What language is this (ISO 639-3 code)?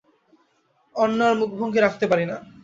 ben